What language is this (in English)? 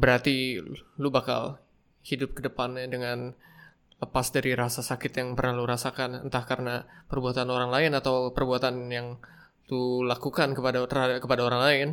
Indonesian